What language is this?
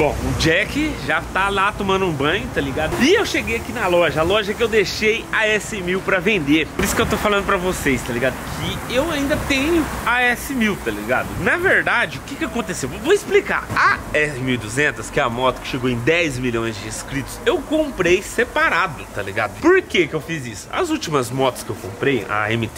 Portuguese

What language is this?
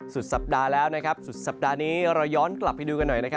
Thai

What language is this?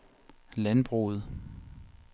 Danish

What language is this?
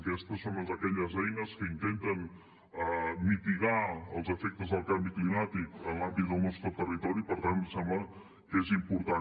Catalan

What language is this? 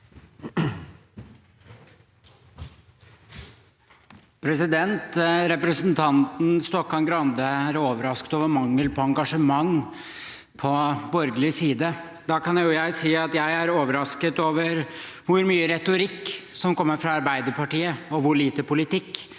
Norwegian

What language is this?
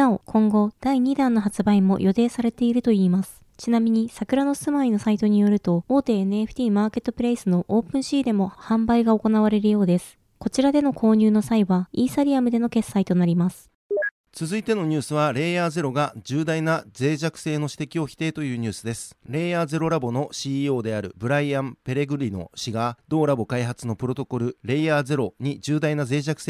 Japanese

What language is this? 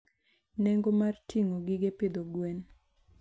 Luo (Kenya and Tanzania)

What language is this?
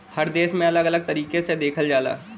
Bhojpuri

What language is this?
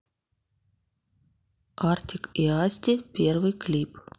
Russian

